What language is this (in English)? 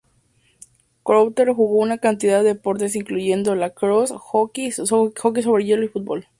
Spanish